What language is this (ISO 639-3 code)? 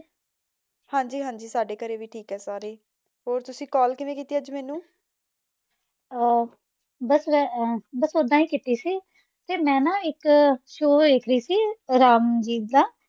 pan